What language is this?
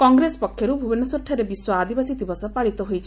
Odia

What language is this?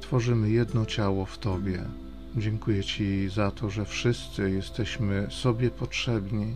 Polish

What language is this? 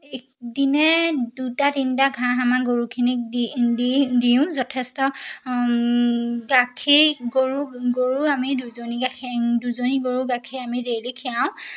Assamese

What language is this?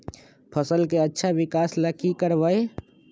Magahi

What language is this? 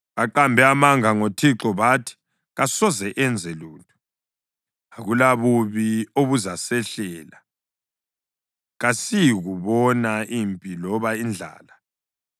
North Ndebele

